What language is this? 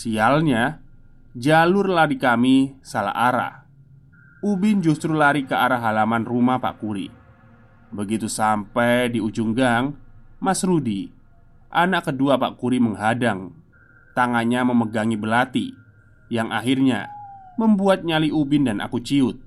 Indonesian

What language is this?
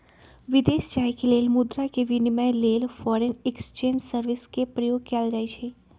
Magahi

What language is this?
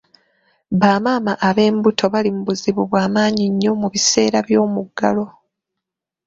Ganda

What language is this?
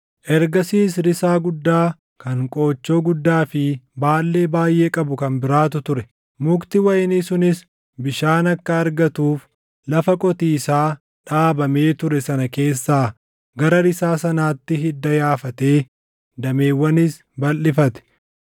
Oromo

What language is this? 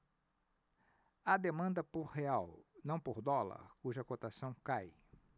Portuguese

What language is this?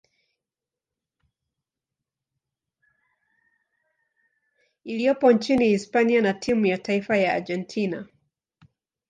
Swahili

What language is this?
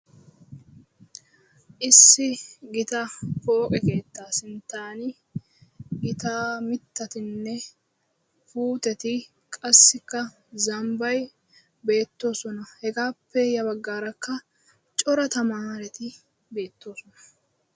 Wolaytta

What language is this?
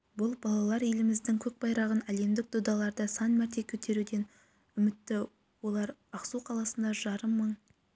Kazakh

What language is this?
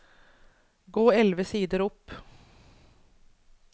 Norwegian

